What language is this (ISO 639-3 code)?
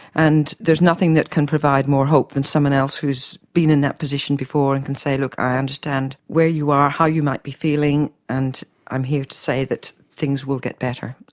eng